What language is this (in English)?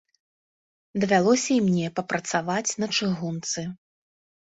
Belarusian